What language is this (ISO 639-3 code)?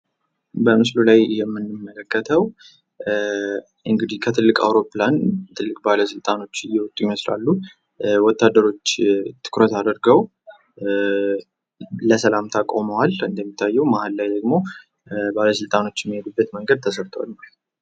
amh